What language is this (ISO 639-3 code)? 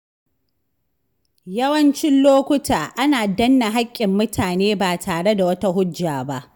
hau